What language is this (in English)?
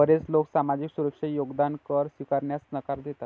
Marathi